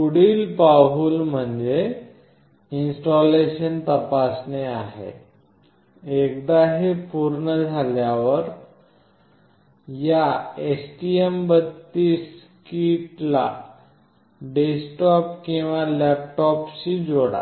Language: Marathi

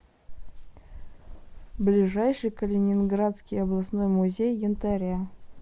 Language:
Russian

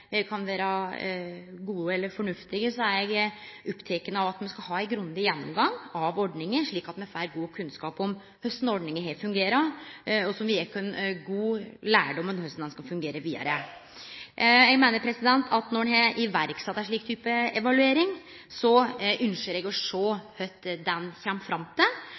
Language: Norwegian Nynorsk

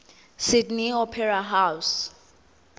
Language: Zulu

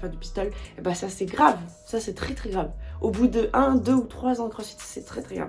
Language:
French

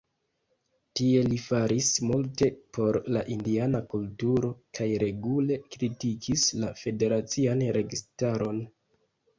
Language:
Esperanto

